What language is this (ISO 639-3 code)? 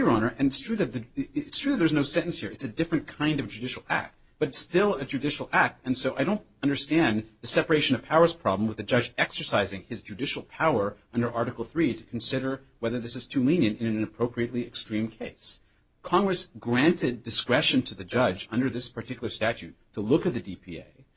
eng